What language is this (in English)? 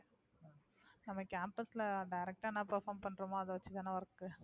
Tamil